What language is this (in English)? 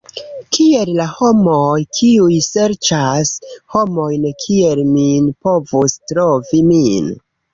Esperanto